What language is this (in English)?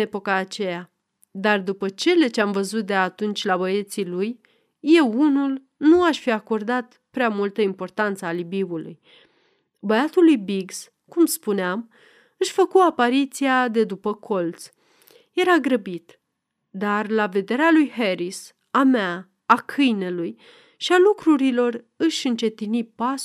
Romanian